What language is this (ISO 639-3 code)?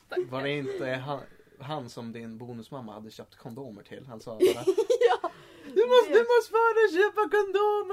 swe